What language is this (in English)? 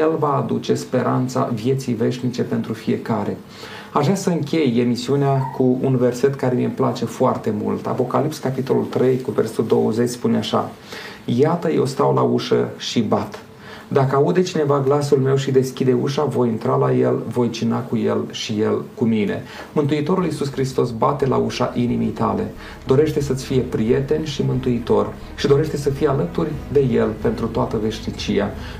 Romanian